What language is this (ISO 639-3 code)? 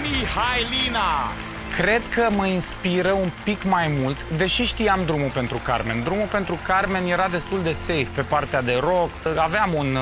ron